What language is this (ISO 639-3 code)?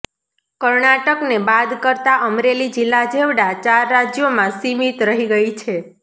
guj